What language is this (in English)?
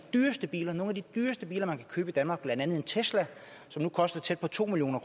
Danish